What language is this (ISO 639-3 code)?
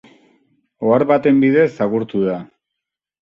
eus